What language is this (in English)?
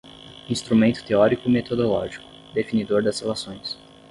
Portuguese